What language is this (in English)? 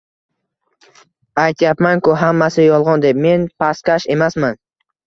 Uzbek